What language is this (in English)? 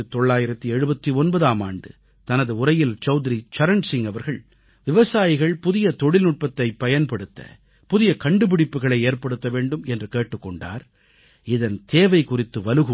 Tamil